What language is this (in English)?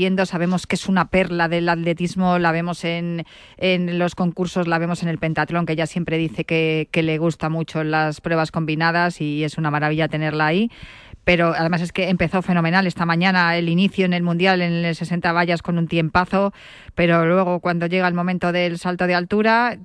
Spanish